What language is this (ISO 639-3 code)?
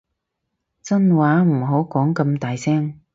yue